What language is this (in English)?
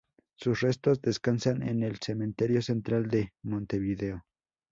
Spanish